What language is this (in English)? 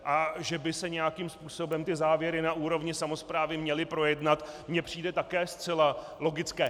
Czech